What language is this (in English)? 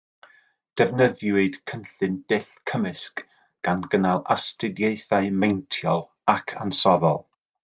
Welsh